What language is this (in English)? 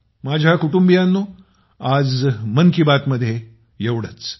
Marathi